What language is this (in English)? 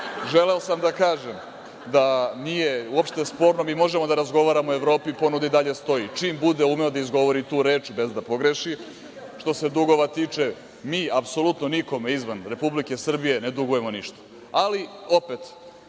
Serbian